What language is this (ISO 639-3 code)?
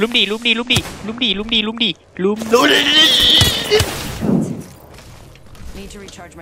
tha